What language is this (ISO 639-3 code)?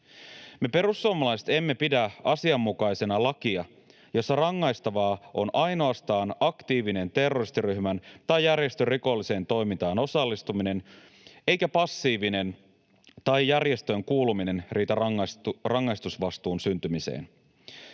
fin